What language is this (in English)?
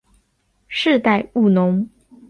Chinese